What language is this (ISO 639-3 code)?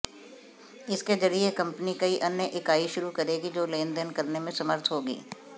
hin